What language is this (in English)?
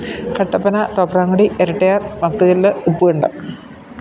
Malayalam